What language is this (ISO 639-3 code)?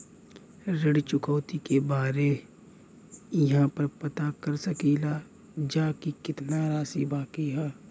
bho